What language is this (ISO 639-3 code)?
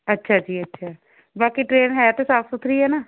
pan